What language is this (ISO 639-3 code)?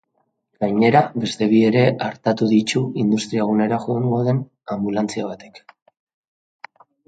eus